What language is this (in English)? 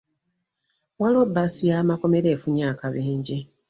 Ganda